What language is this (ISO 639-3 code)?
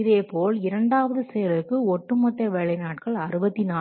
tam